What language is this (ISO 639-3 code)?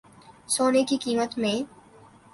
urd